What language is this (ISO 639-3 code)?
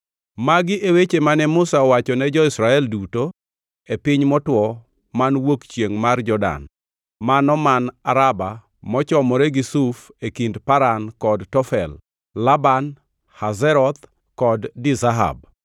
luo